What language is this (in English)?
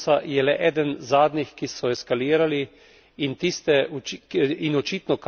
Slovenian